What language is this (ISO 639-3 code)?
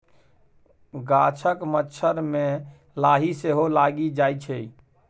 mai